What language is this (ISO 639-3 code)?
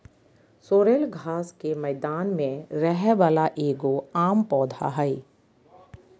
mag